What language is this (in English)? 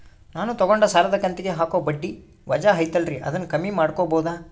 Kannada